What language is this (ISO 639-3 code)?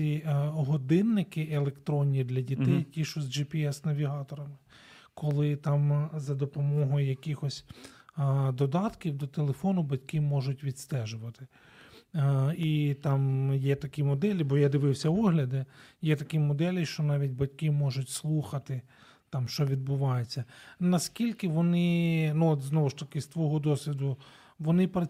ukr